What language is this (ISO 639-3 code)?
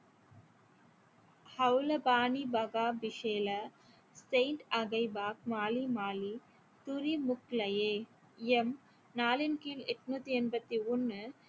tam